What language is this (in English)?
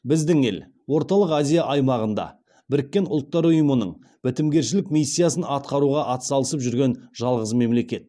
Kazakh